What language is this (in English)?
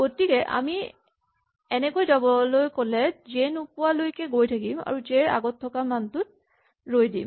Assamese